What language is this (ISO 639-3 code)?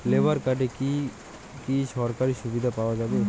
ben